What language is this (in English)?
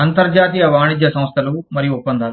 Telugu